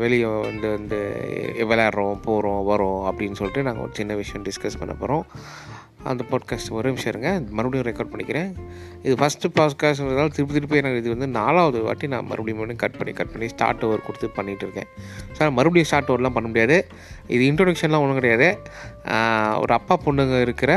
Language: Tamil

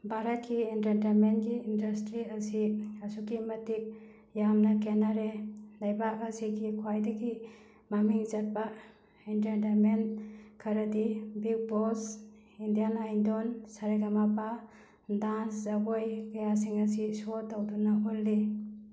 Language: Manipuri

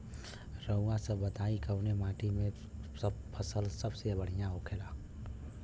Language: Bhojpuri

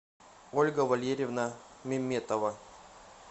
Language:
Russian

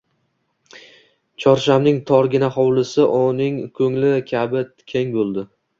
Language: Uzbek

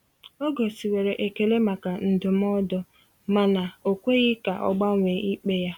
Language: Igbo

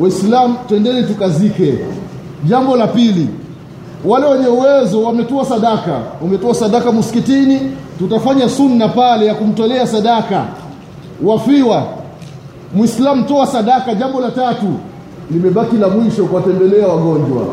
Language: Swahili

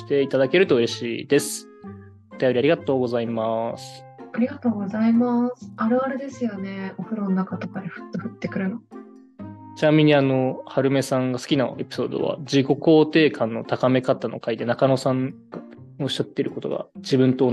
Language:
Japanese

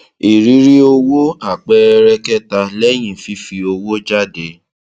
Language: Yoruba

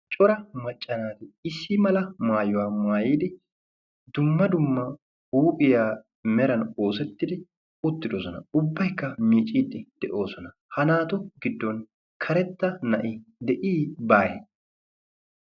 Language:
Wolaytta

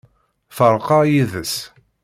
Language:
Kabyle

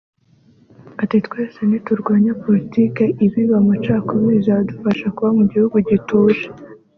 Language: Kinyarwanda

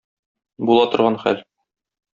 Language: Tatar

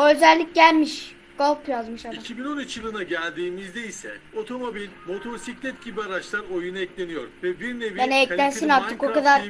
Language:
Turkish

